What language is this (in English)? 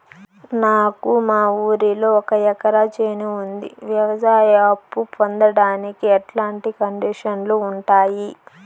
Telugu